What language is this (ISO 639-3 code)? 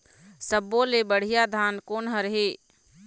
hne